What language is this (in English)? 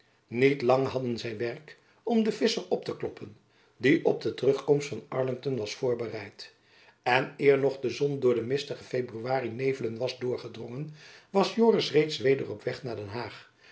Dutch